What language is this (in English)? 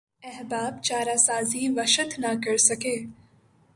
Urdu